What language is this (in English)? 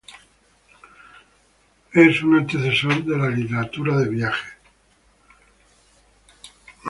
Spanish